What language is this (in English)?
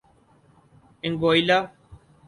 Urdu